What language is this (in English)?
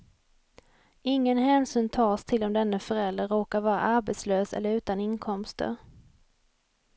Swedish